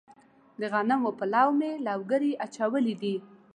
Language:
Pashto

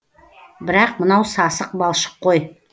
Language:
Kazakh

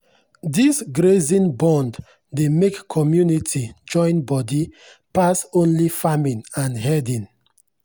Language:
Nigerian Pidgin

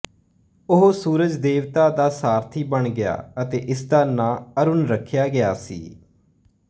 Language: Punjabi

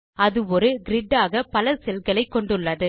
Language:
Tamil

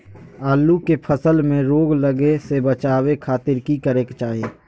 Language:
Magahi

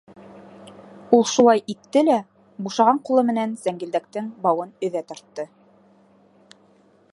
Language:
Bashkir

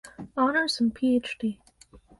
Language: English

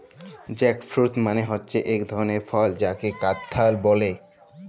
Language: Bangla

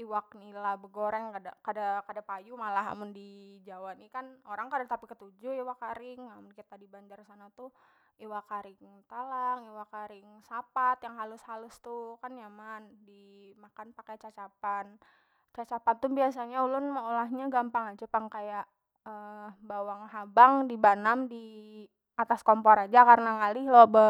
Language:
Banjar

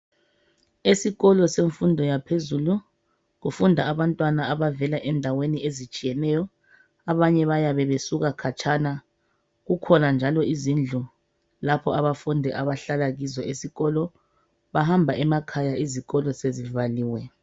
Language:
North Ndebele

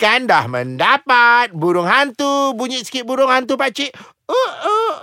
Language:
Malay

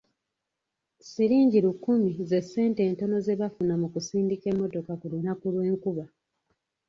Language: Ganda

